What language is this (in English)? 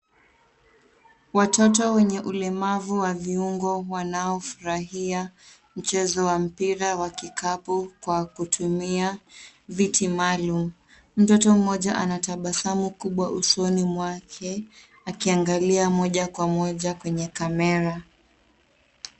Swahili